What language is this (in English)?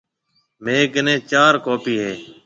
Marwari (Pakistan)